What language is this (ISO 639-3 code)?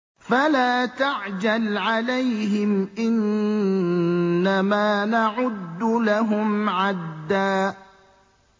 ara